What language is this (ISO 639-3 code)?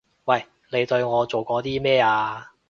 yue